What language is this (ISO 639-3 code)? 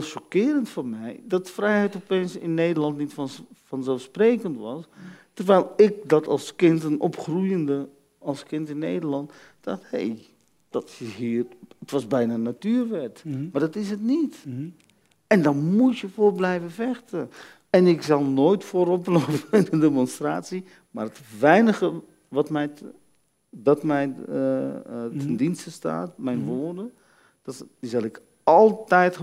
nld